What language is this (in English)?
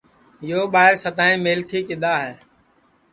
Sansi